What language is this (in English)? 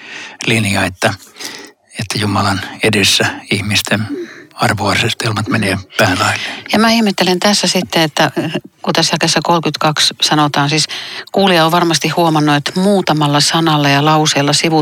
Finnish